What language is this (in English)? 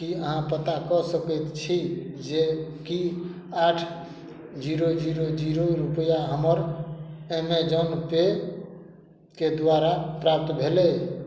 Maithili